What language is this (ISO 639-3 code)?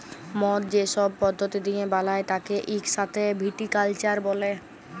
ben